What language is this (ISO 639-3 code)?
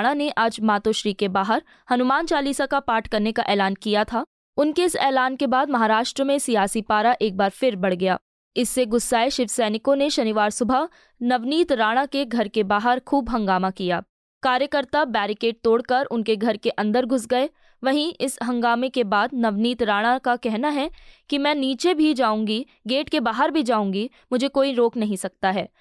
hin